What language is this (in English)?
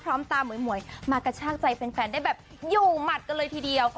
Thai